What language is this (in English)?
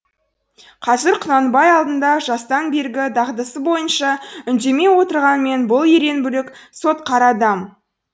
Kazakh